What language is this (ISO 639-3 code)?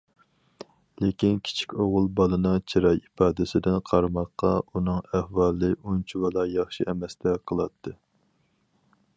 uig